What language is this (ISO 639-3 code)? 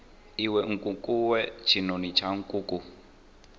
ven